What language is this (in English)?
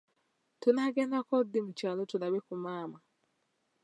Ganda